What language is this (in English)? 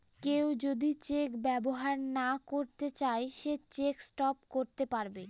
Bangla